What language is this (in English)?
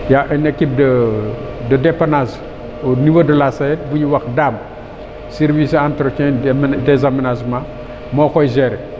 Wolof